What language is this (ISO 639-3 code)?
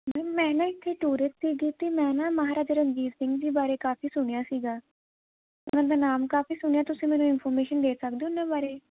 pan